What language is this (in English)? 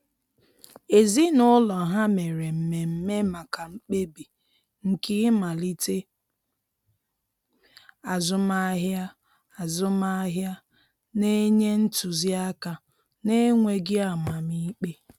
Igbo